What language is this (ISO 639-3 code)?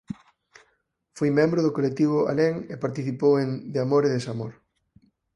glg